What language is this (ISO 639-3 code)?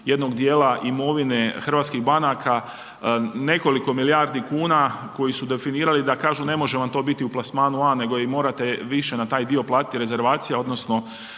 hrv